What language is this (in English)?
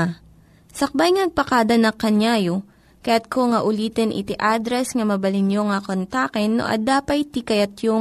Filipino